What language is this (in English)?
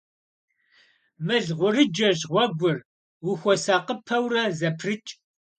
Kabardian